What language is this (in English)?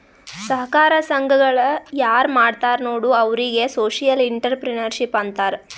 Kannada